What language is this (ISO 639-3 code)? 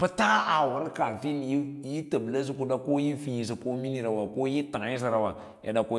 lla